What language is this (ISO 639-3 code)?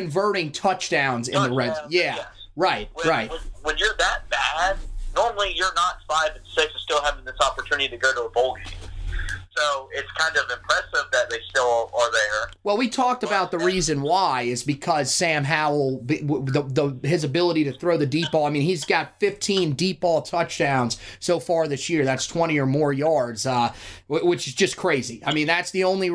eng